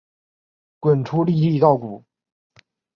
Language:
Chinese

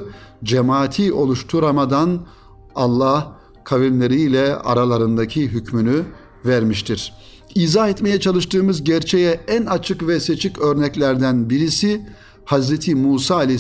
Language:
Turkish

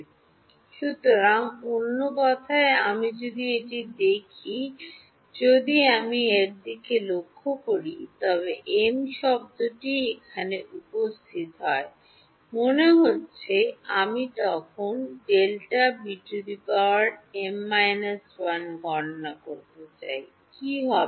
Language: Bangla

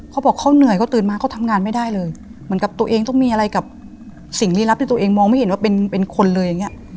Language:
Thai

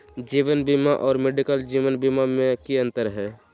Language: Magahi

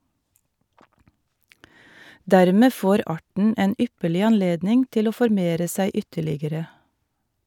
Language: Norwegian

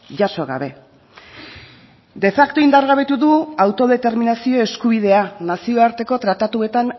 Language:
Basque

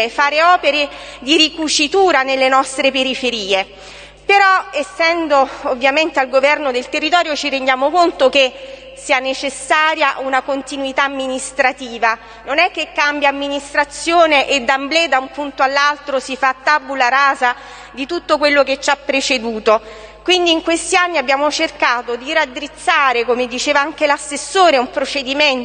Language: Italian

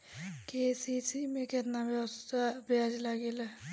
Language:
Bhojpuri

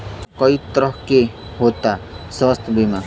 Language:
Bhojpuri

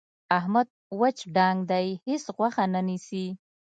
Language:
Pashto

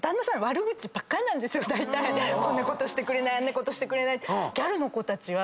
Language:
Japanese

